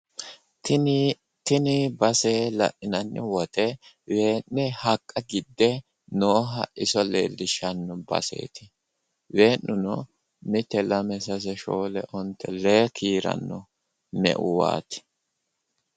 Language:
Sidamo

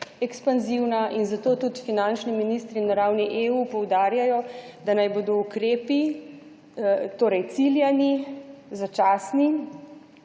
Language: Slovenian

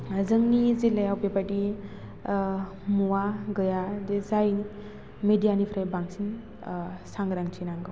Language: Bodo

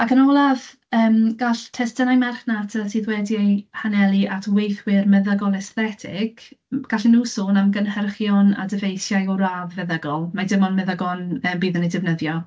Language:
Welsh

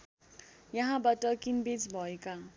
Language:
Nepali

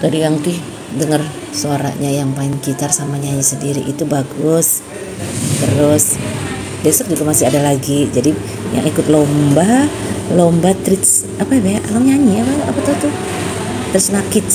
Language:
Indonesian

